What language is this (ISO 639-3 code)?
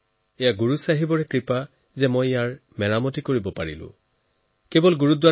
asm